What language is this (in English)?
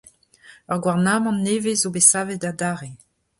Breton